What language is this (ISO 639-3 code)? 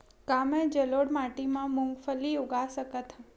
hne